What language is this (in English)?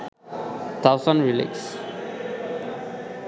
Bangla